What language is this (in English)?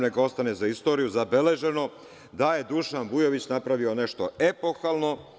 Serbian